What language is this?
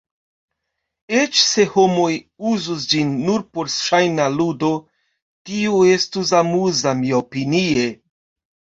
Esperanto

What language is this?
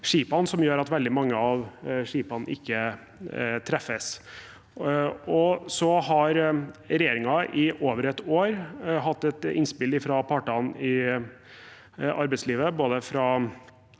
Norwegian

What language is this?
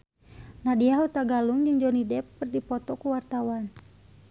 Sundanese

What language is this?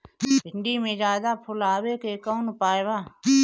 Bhojpuri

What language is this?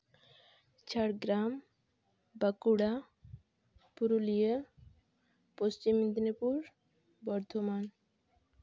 Santali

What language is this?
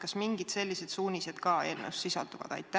Estonian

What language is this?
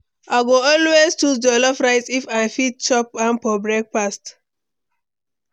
Nigerian Pidgin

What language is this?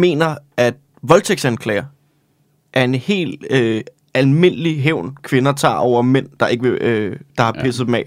Danish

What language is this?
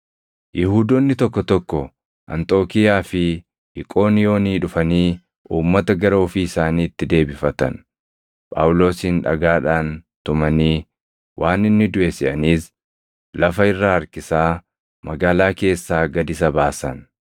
Oromo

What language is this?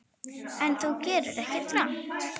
Icelandic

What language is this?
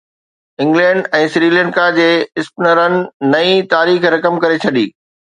Sindhi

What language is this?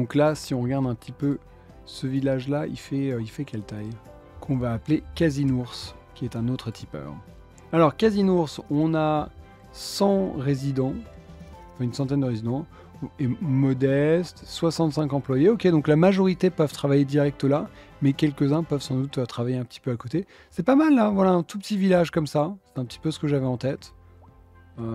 French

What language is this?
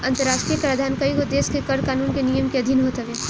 Bhojpuri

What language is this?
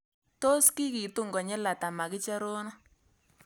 Kalenjin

